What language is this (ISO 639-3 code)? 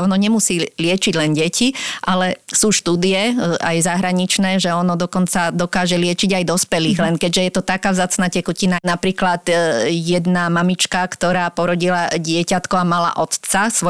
slk